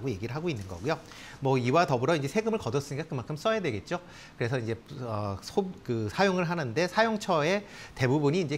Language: Korean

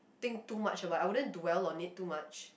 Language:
English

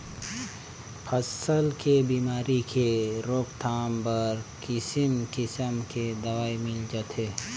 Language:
Chhattisgarhi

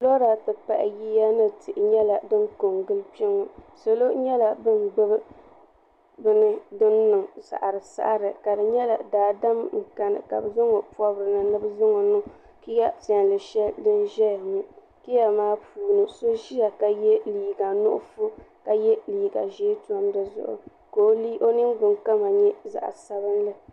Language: Dagbani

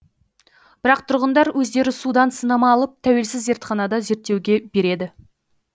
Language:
Kazakh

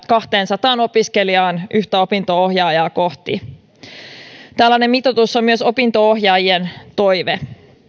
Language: Finnish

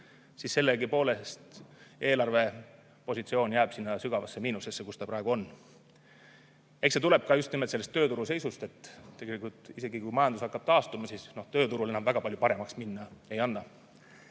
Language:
Estonian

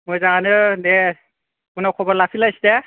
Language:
Bodo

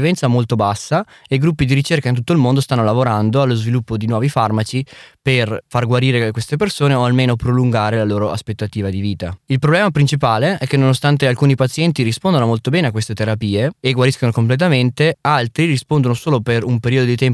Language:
Italian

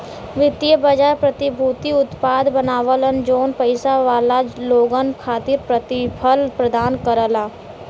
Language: Bhojpuri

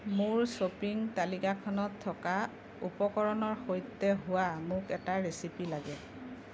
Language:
Assamese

